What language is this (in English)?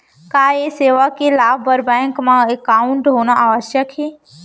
Chhattisgarhi